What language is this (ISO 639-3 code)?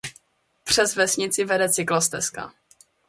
ces